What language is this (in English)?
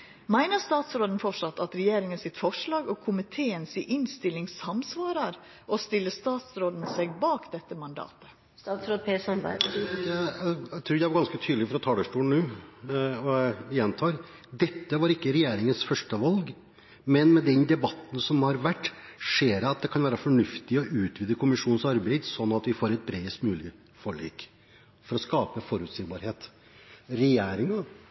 Norwegian